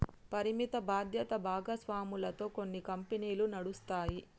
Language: Telugu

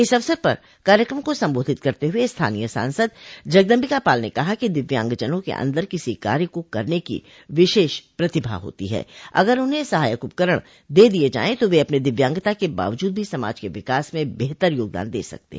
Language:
Hindi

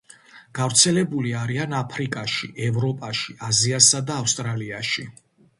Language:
Georgian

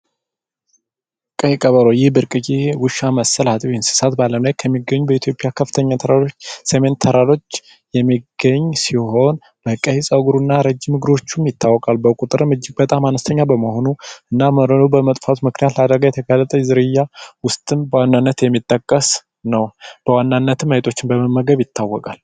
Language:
Amharic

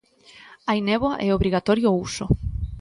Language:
Galician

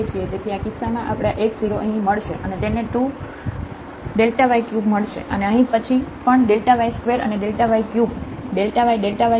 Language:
Gujarati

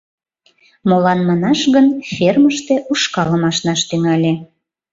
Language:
Mari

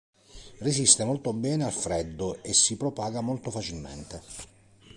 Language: Italian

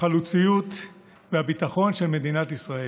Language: Hebrew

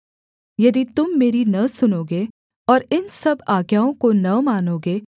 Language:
Hindi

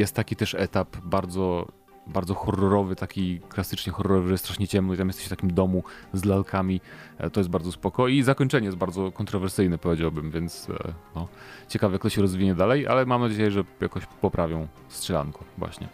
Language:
Polish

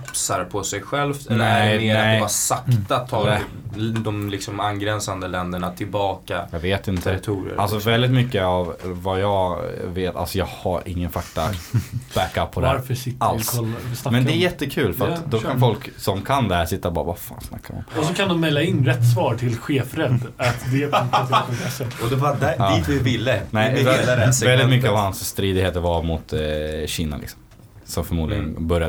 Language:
Swedish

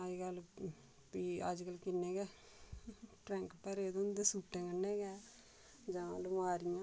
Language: Dogri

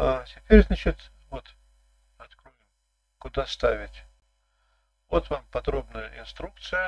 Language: Russian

